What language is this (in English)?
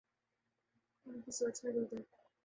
Urdu